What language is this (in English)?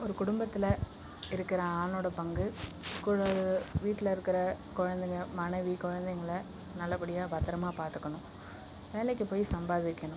Tamil